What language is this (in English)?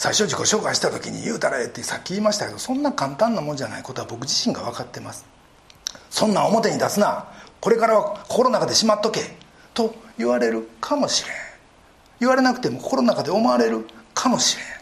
Japanese